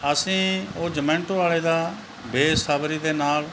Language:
Punjabi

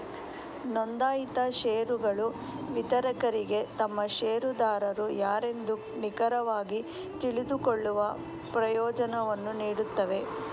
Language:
Kannada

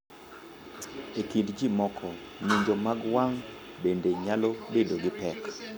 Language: Luo (Kenya and Tanzania)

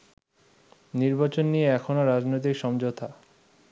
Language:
Bangla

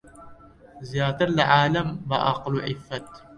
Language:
Central Kurdish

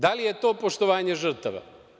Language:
Serbian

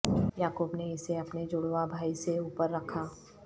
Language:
Urdu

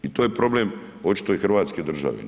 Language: Croatian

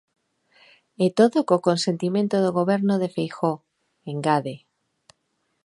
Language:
Galician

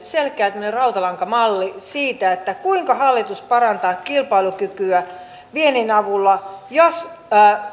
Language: Finnish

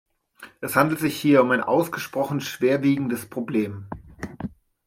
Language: German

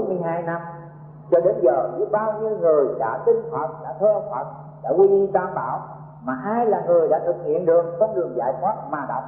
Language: Vietnamese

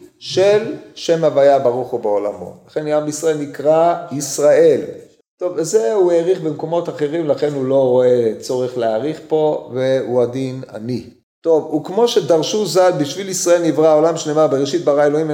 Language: Hebrew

